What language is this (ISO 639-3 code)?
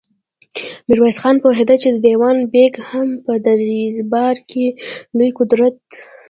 pus